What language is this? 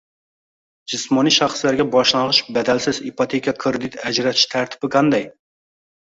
Uzbek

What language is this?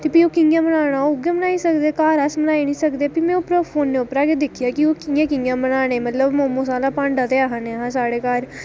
Dogri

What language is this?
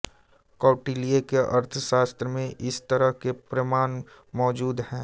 Hindi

